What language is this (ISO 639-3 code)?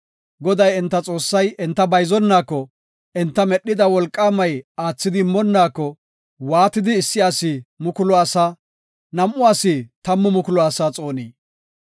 gof